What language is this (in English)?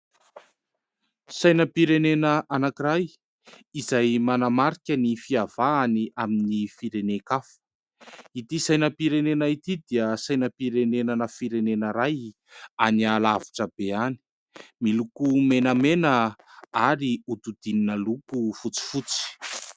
Malagasy